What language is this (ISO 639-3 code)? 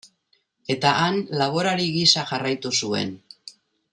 eus